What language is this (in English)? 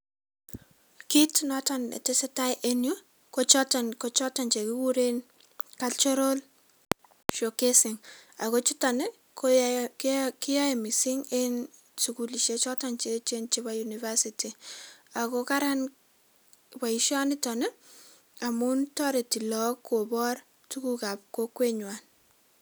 Kalenjin